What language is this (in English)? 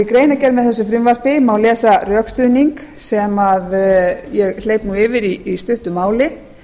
Icelandic